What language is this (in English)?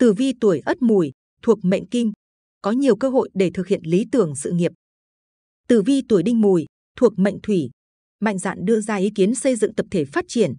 Vietnamese